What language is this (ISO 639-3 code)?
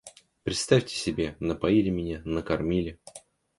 rus